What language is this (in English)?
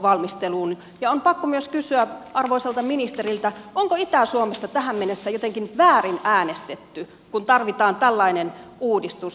Finnish